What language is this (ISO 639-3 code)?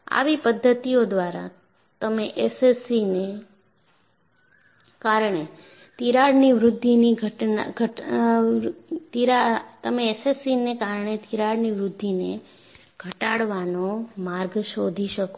guj